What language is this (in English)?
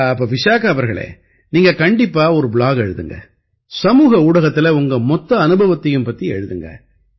Tamil